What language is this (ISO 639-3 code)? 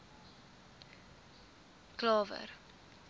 afr